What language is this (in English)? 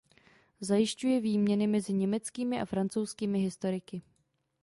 Czech